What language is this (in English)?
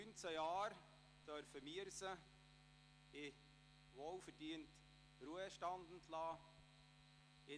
Swiss German